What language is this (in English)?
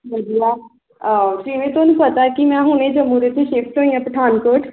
Punjabi